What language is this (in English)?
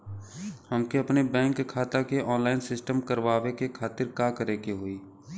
Bhojpuri